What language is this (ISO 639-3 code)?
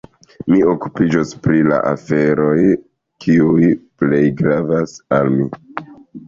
epo